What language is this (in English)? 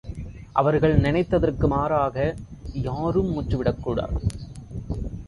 Tamil